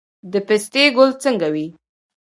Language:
Pashto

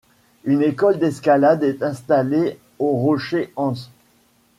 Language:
French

